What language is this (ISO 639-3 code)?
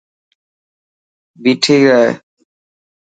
mki